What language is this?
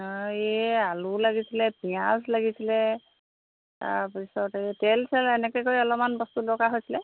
Assamese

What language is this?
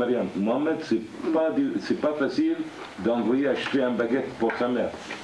French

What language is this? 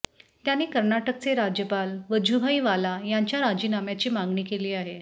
Marathi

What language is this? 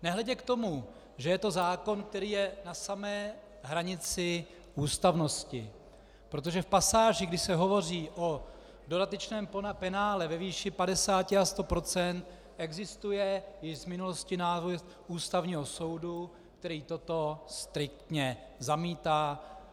Czech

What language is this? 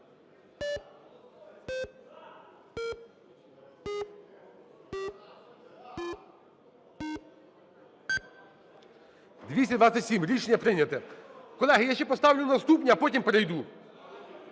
Ukrainian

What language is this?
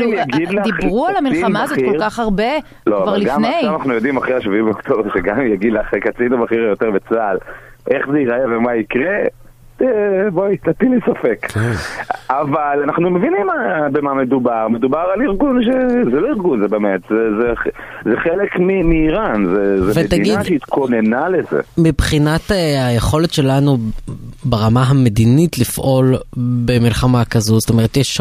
Hebrew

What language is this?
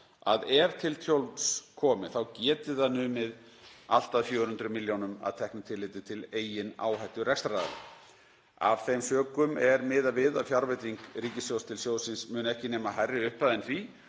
Icelandic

